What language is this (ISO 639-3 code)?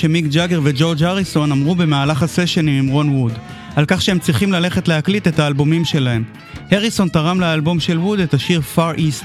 heb